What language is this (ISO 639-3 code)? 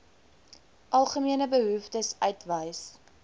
afr